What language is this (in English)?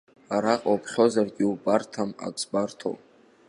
Abkhazian